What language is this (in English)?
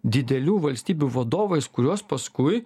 Lithuanian